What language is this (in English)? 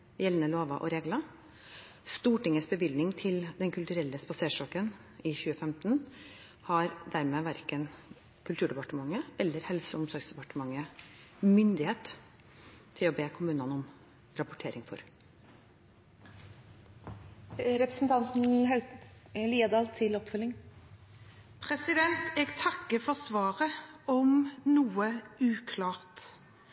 Norwegian Bokmål